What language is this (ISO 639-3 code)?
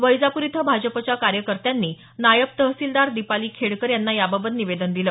mar